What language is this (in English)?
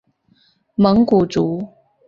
Chinese